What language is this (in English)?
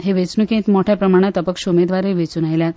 Konkani